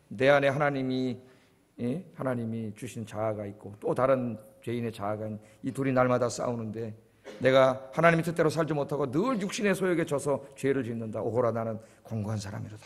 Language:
Korean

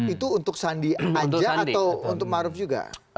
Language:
Indonesian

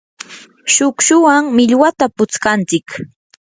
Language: Yanahuanca Pasco Quechua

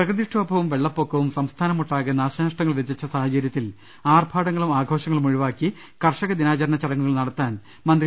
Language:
Malayalam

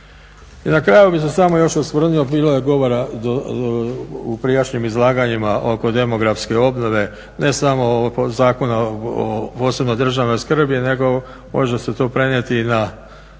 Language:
Croatian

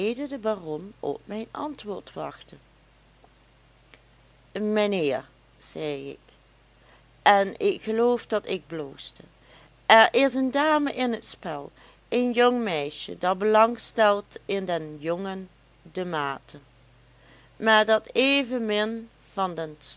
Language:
Dutch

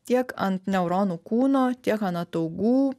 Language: Lithuanian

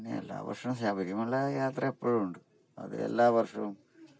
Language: Malayalam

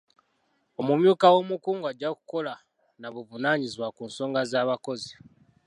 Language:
Ganda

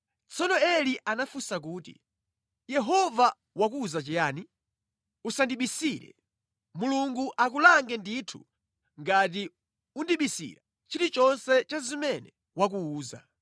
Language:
Nyanja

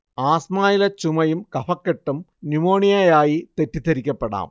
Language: Malayalam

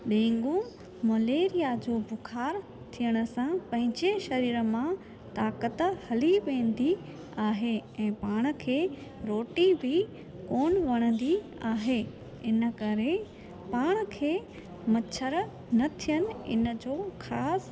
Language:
Sindhi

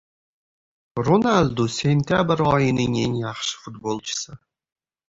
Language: Uzbek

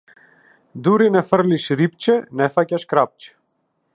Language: Macedonian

